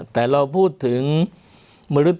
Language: Thai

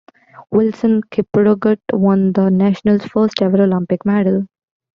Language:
English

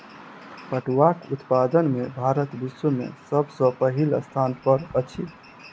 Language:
Maithili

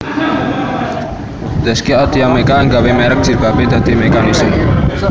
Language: Javanese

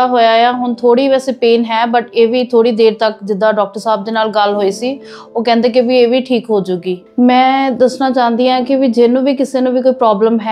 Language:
Punjabi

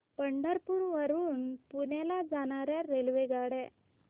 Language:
Marathi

